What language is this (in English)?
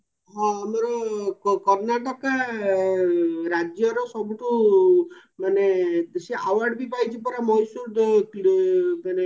Odia